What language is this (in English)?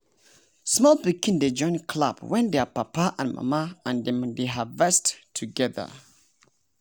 Nigerian Pidgin